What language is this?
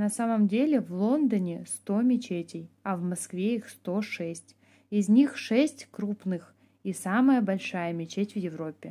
Russian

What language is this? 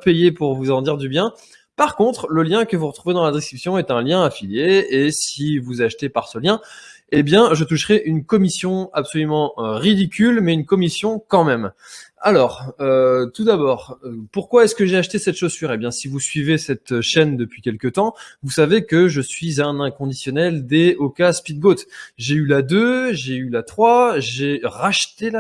French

